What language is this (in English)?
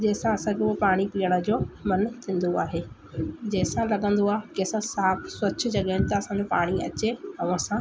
Sindhi